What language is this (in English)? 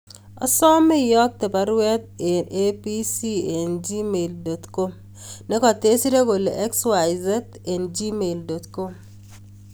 Kalenjin